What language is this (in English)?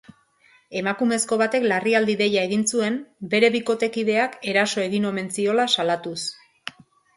Basque